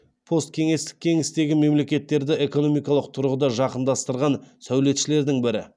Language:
Kazakh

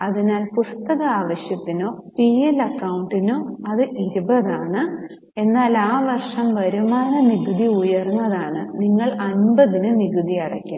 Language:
Malayalam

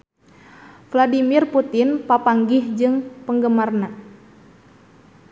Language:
Sundanese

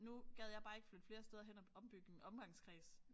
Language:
Danish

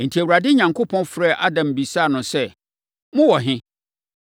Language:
Akan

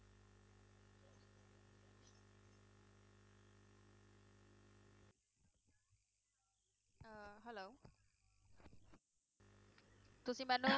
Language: Punjabi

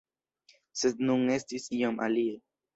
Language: Esperanto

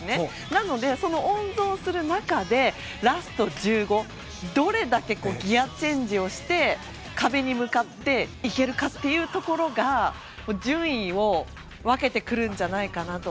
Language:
Japanese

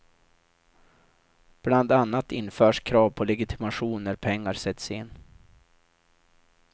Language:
Swedish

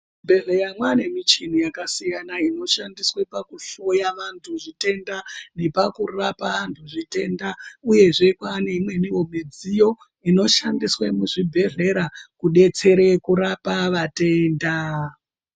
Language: Ndau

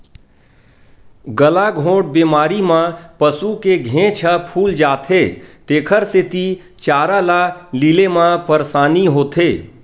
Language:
Chhattisgarhi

